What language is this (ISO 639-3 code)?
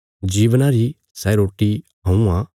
kfs